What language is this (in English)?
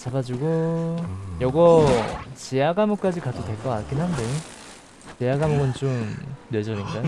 Korean